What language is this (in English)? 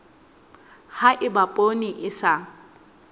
Southern Sotho